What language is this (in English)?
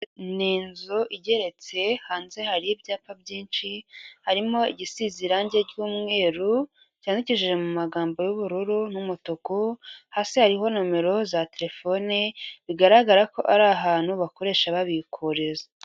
Kinyarwanda